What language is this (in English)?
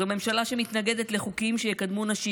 Hebrew